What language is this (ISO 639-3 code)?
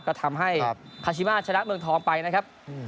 tha